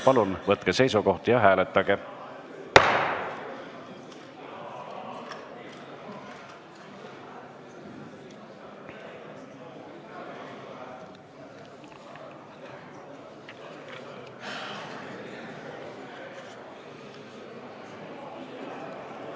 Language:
Estonian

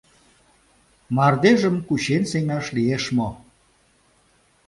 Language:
Mari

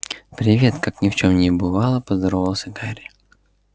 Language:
Russian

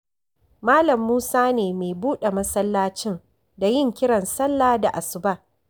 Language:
Hausa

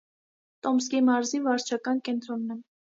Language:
Armenian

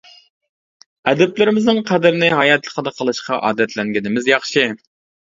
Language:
Uyghur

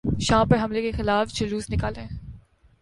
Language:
Urdu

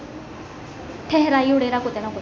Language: Dogri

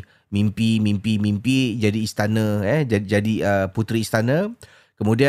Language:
Malay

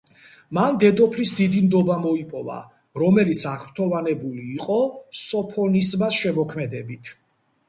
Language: Georgian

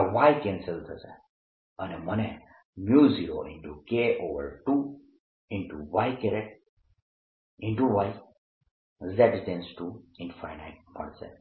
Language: Gujarati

